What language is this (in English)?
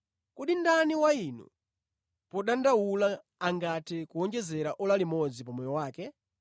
Nyanja